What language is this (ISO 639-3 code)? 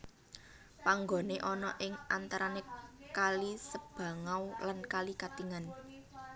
jav